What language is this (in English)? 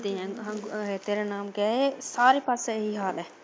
Punjabi